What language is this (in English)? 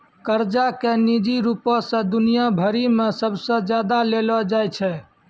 Maithili